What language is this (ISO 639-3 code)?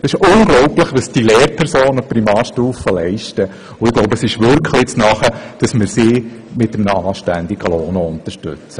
gsw